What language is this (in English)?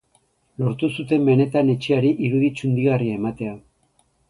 Basque